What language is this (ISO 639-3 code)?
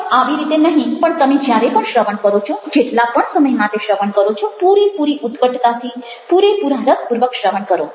guj